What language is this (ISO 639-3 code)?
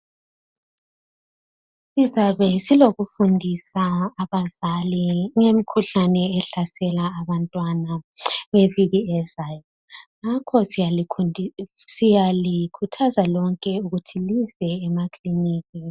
nde